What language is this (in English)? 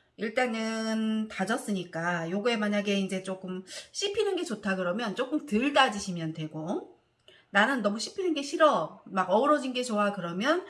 Korean